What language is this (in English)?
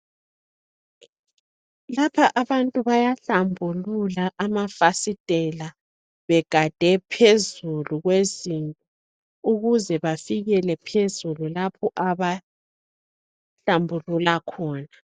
North Ndebele